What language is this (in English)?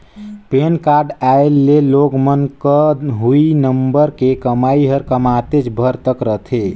Chhattisgarhi